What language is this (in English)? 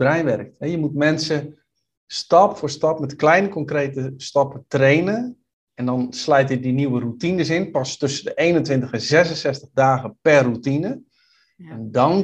Dutch